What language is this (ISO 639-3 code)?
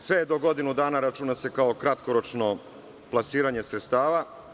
srp